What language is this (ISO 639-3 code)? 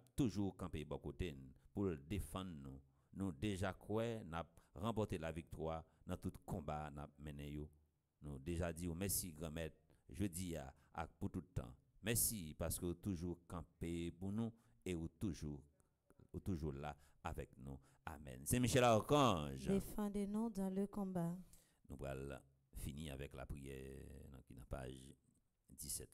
fra